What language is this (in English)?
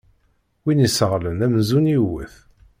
Kabyle